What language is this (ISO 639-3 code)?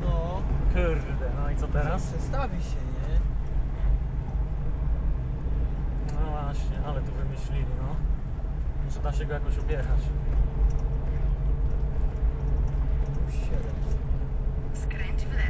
pol